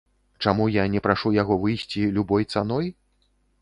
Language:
Belarusian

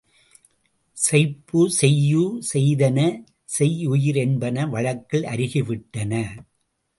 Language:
Tamil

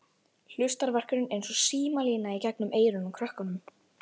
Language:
Icelandic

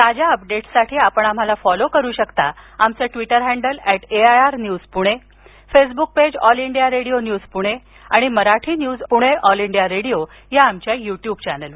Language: Marathi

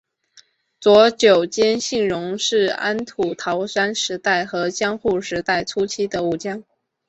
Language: Chinese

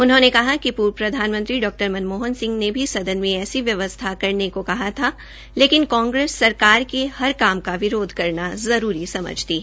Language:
Hindi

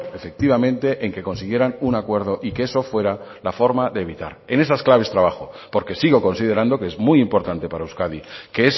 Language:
Spanish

